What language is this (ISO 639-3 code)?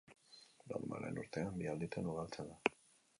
eus